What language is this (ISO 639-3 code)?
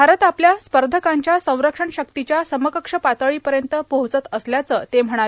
mar